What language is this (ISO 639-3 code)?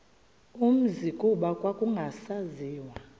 xho